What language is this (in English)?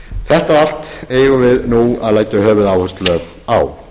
Icelandic